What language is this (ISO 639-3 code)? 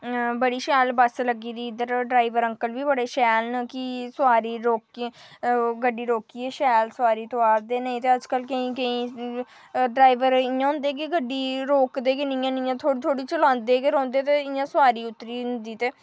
doi